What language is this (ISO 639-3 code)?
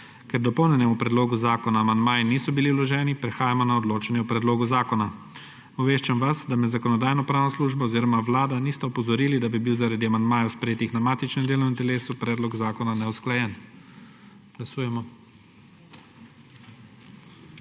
slv